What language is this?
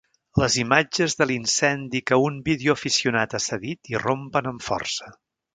Catalan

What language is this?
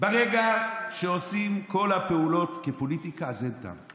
Hebrew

